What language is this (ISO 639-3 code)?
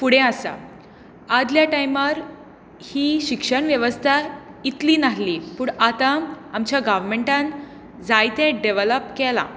kok